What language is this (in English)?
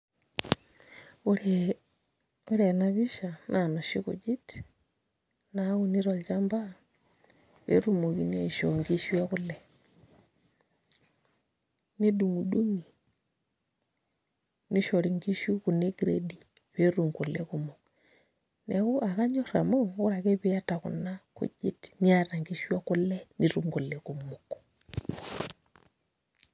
Masai